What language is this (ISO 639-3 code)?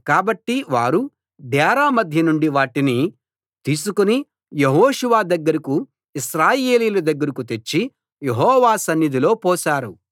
tel